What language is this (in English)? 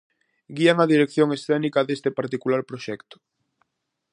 Galician